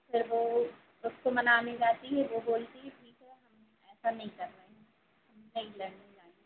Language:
Hindi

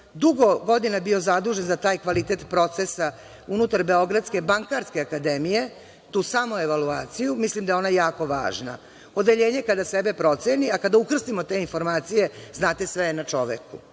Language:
Serbian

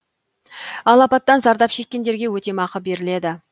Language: Kazakh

